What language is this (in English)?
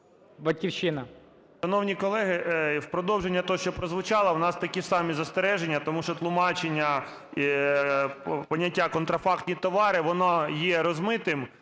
Ukrainian